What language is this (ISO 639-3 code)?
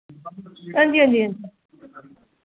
doi